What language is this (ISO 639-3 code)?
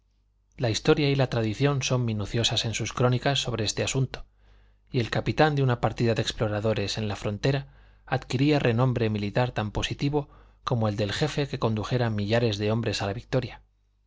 spa